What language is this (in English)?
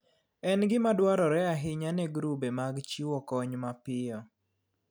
Luo (Kenya and Tanzania)